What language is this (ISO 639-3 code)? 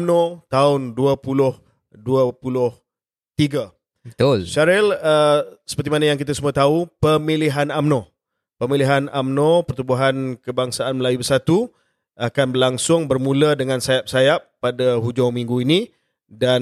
msa